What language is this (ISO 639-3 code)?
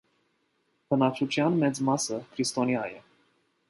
hye